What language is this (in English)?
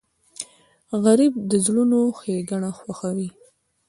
Pashto